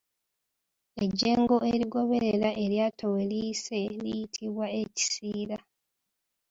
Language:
Ganda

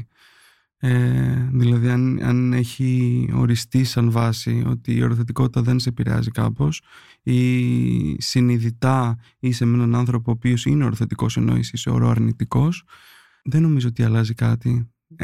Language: Greek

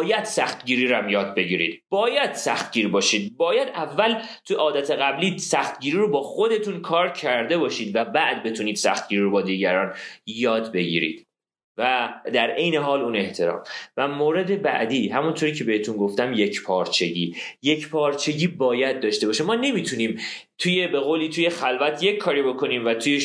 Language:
Persian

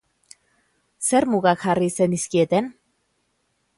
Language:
Basque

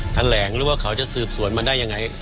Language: Thai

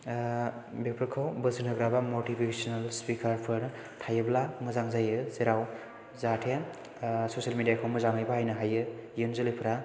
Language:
Bodo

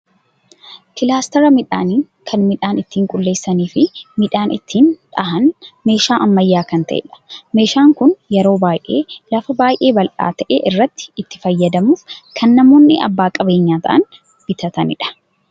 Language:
Oromo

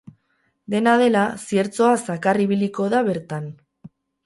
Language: Basque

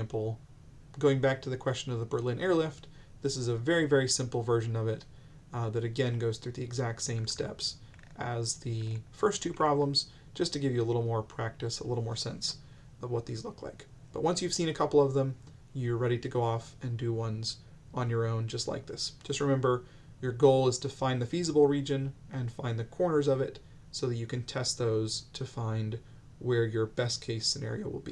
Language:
English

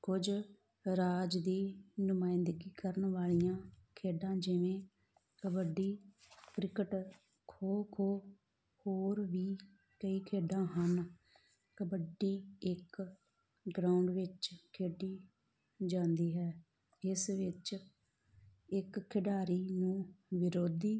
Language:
Punjabi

